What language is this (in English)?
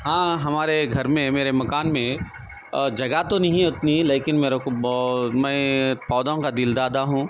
Urdu